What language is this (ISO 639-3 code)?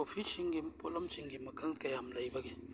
mni